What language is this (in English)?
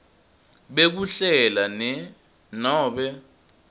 Swati